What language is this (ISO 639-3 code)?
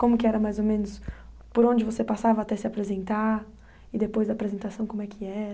por